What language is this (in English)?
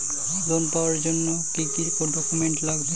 Bangla